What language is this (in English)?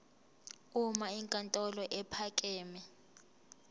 Zulu